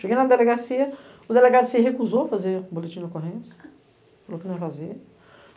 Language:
Portuguese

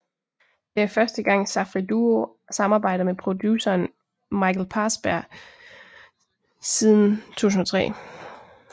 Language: Danish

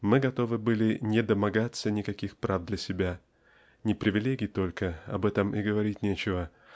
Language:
Russian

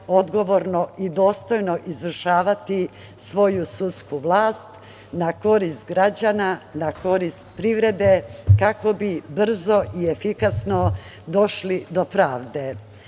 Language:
Serbian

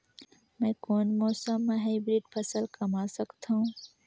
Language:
Chhattisgarhi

